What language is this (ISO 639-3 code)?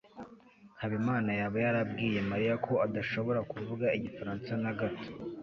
kin